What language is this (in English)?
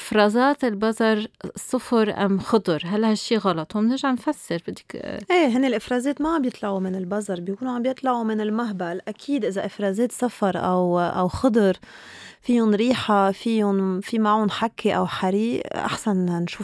Arabic